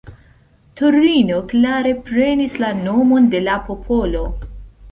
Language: Esperanto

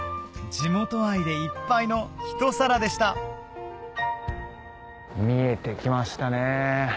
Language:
Japanese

